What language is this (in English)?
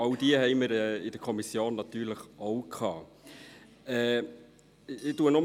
Swiss German